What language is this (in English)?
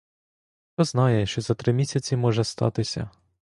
Ukrainian